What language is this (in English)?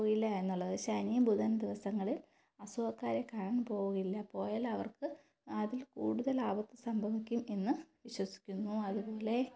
Malayalam